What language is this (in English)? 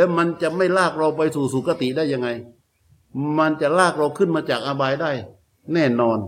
Thai